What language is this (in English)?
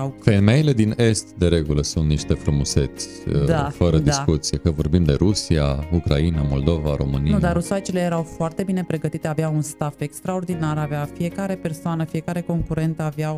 Romanian